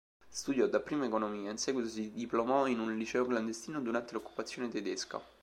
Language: Italian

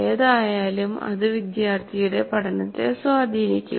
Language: Malayalam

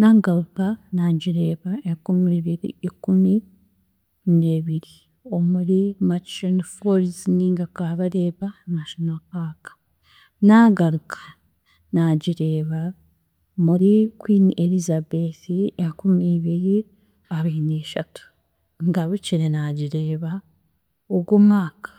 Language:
Chiga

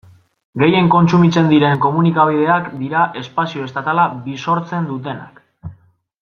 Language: Basque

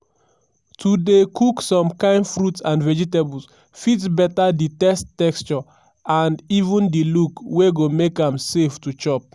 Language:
Nigerian Pidgin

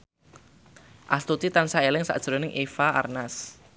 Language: Javanese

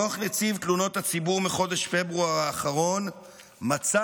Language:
Hebrew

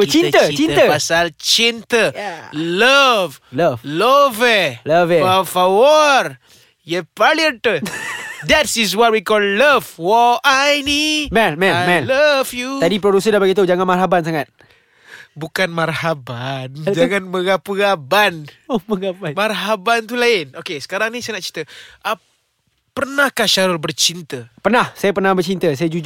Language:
Malay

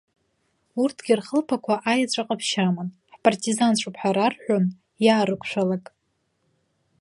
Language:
Abkhazian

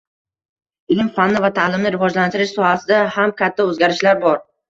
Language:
Uzbek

